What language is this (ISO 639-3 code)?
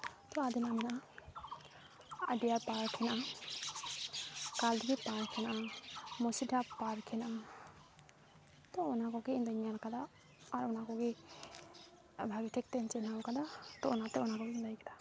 sat